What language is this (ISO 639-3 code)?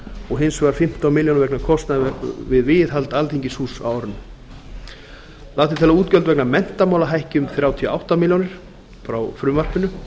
isl